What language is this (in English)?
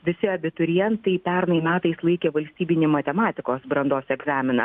Lithuanian